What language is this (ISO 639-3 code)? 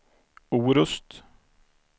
swe